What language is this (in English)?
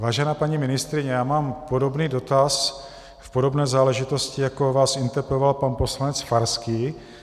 Czech